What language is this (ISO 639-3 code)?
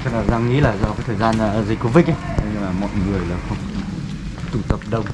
vie